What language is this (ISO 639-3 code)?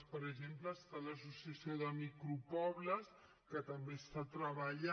cat